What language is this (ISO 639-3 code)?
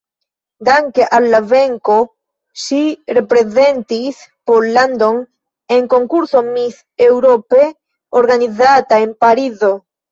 epo